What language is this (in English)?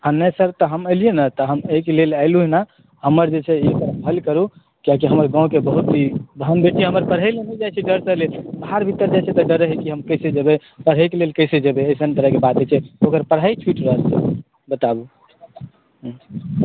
Maithili